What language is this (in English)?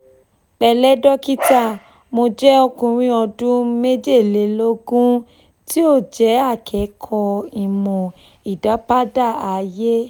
Yoruba